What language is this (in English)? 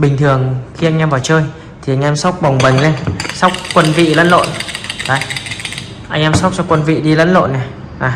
Vietnamese